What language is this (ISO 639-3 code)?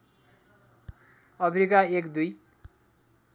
nep